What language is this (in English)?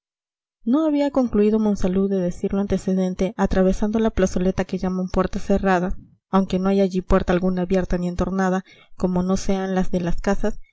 Spanish